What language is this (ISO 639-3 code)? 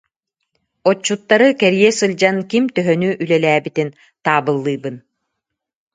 sah